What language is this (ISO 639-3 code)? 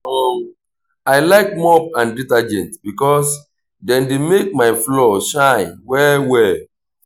pcm